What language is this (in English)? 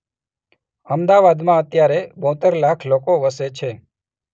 Gujarati